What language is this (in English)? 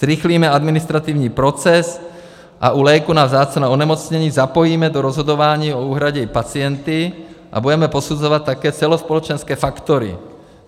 Czech